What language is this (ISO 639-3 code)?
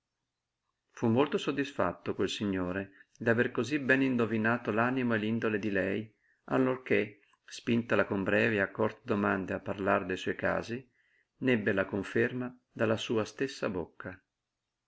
ita